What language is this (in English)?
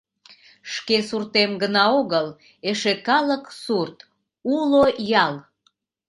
Mari